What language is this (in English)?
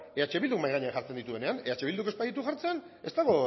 Basque